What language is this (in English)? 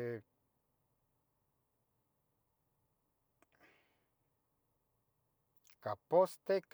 Tetelcingo Nahuatl